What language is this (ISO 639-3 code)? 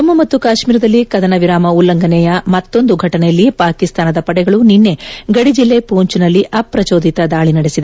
kan